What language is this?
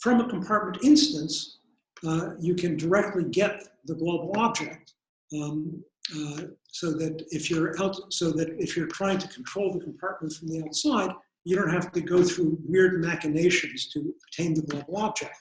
English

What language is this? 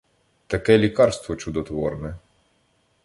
Ukrainian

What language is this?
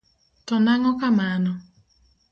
Luo (Kenya and Tanzania)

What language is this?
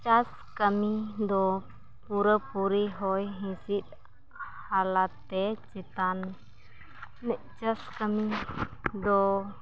Santali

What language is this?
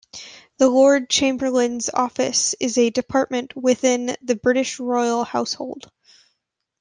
English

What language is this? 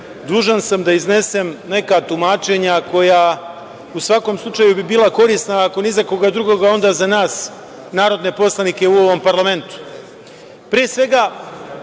Serbian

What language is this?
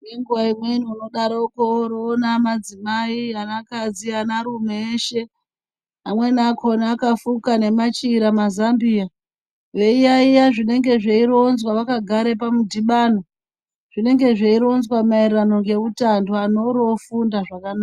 Ndau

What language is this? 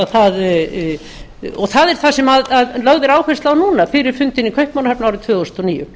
Icelandic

